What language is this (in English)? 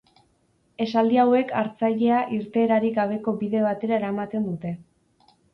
Basque